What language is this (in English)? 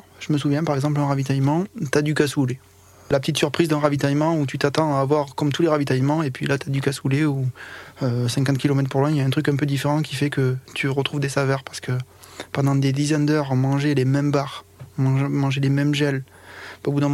French